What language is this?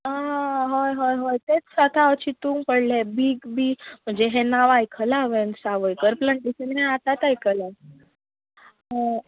Konkani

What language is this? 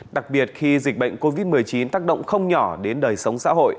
Vietnamese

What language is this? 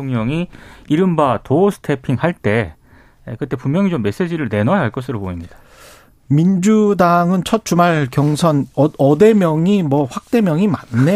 Korean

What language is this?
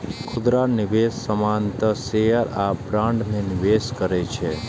Maithili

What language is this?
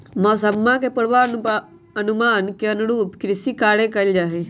Magahi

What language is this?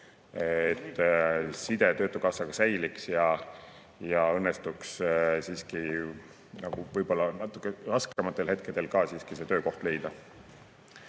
Estonian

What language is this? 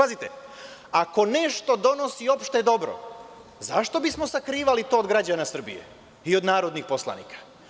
Serbian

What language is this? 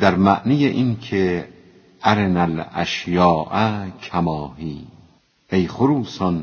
Persian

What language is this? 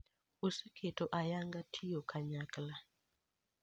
Luo (Kenya and Tanzania)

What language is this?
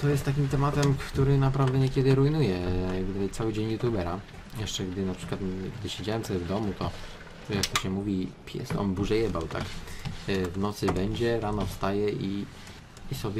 Polish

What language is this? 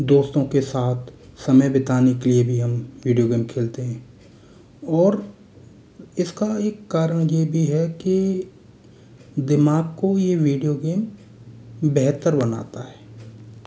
Hindi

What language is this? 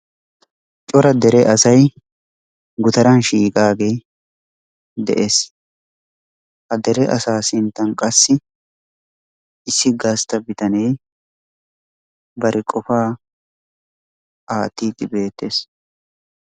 Wolaytta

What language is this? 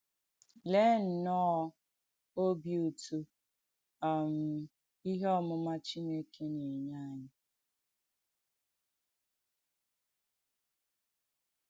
Igbo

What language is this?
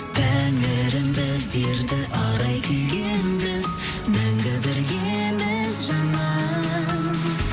Kazakh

